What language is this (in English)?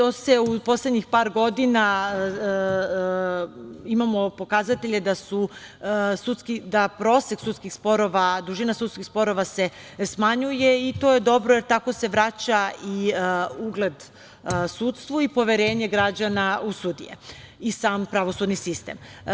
Serbian